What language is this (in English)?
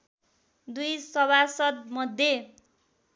Nepali